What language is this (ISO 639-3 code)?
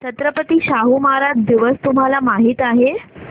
mar